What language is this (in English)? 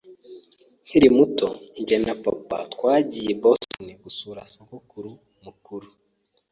Kinyarwanda